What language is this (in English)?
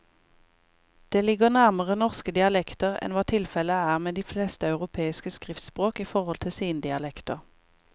Norwegian